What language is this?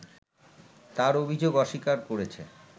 Bangla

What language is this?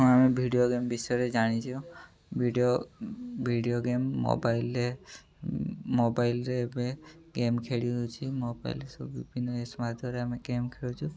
Odia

